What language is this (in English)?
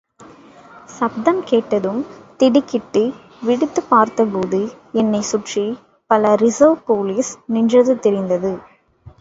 Tamil